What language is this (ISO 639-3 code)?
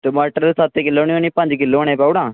doi